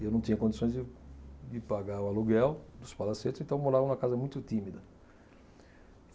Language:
Portuguese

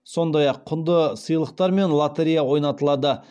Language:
Kazakh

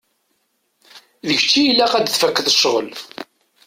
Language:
Kabyle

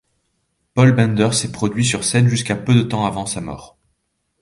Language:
French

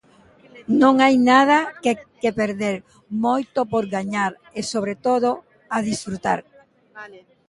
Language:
Galician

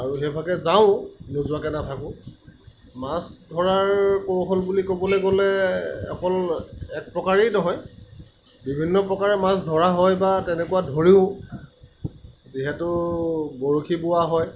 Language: Assamese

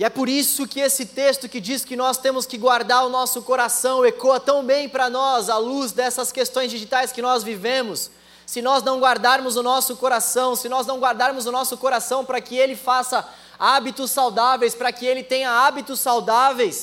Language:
Portuguese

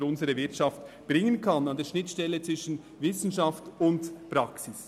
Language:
Swiss German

